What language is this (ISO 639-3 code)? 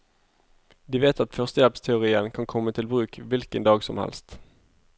nor